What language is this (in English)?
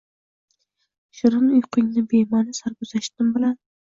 Uzbek